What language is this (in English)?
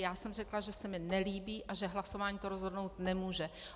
Czech